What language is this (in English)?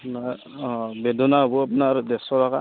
Assamese